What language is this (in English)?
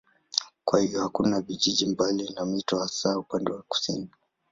Swahili